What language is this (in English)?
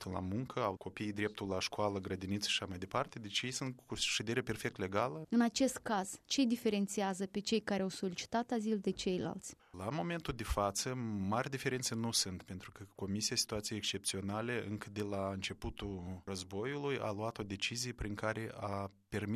Romanian